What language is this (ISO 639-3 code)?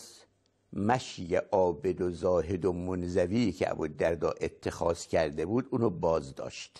fas